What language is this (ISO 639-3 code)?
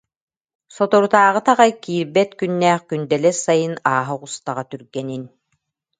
sah